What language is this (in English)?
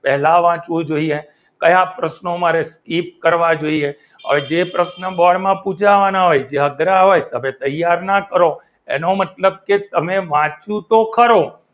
Gujarati